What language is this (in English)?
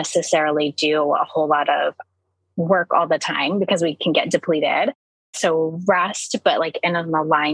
English